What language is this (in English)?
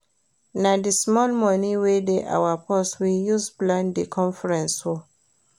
Nigerian Pidgin